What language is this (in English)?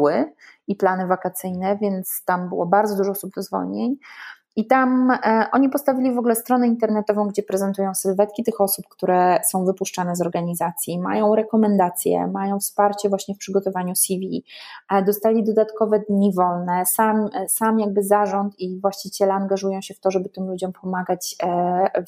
Polish